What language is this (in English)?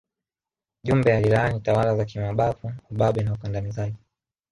Swahili